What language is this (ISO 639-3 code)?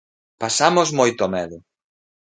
glg